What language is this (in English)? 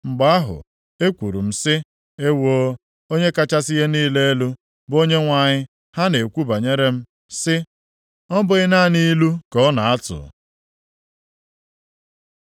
Igbo